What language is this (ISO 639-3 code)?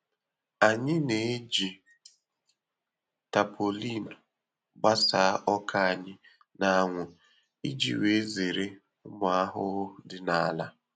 ibo